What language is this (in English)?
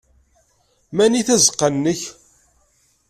Kabyle